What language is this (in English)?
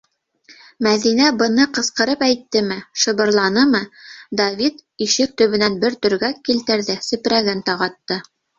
Bashkir